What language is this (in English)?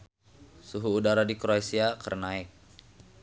Sundanese